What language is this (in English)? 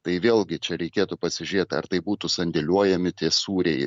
Lithuanian